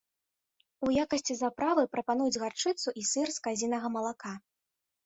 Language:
Belarusian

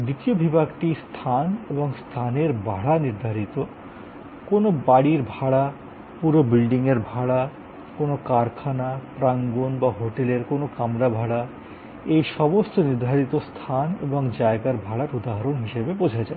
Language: Bangla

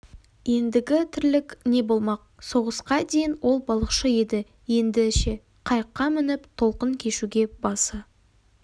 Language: Kazakh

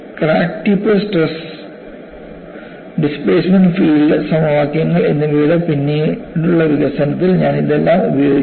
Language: Malayalam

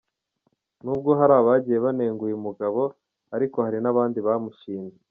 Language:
Kinyarwanda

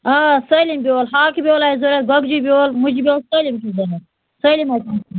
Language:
Kashmiri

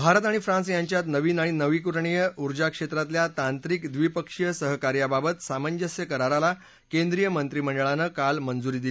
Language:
Marathi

